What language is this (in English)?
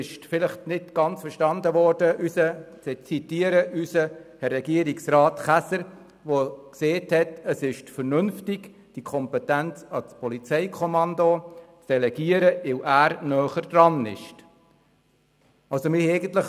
Swiss German